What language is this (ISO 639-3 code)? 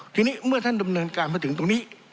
tha